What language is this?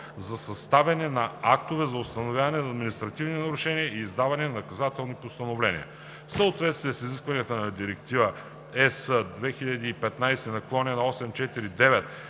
Bulgarian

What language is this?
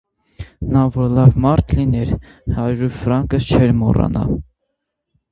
Armenian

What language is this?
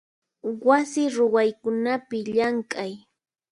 Puno Quechua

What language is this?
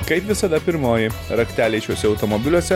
Lithuanian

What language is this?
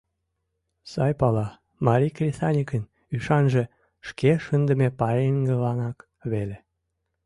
Mari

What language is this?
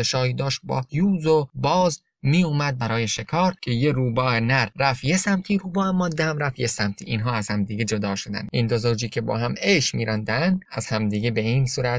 Persian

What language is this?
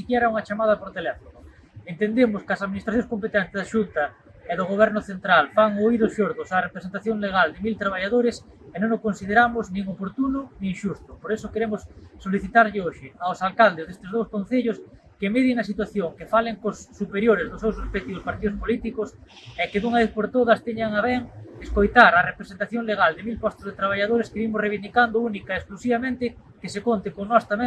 Indonesian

